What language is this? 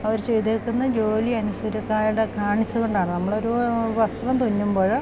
Malayalam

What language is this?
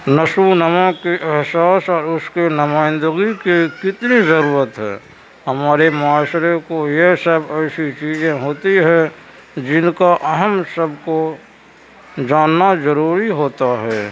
Urdu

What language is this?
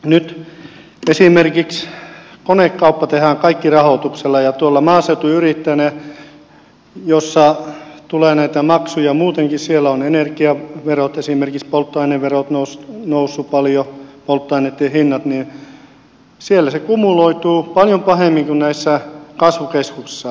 Finnish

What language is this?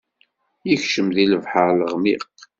Kabyle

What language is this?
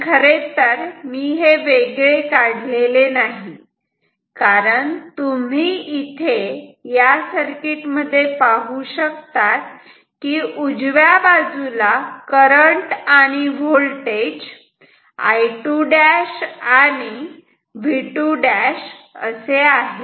Marathi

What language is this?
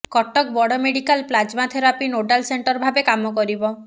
Odia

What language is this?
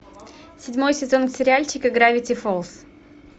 Russian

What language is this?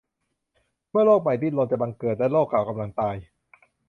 Thai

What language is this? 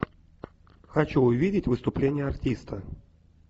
Russian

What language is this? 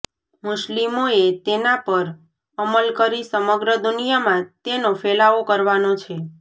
Gujarati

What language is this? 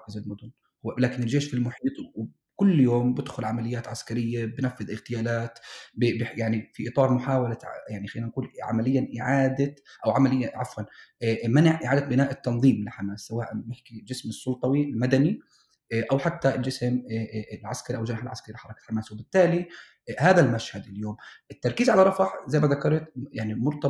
Arabic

